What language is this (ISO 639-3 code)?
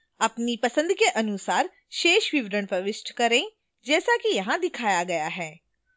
hin